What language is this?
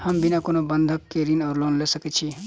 Maithili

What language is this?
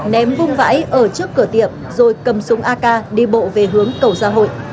Vietnamese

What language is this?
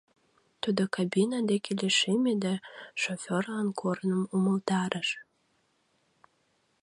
Mari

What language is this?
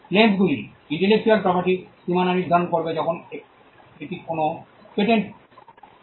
Bangla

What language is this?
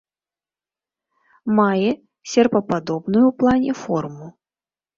Belarusian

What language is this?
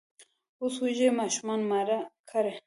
Pashto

